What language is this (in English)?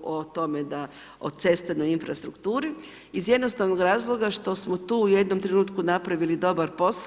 Croatian